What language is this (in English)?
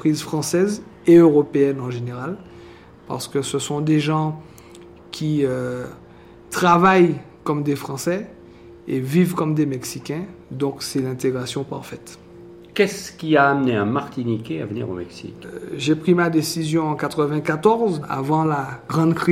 French